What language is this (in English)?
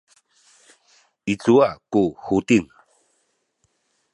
Sakizaya